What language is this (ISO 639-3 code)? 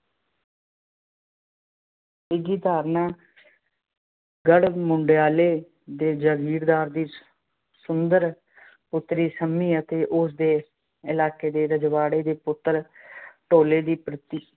pan